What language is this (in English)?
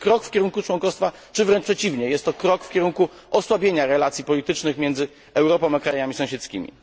Polish